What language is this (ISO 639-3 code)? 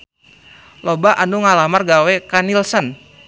sun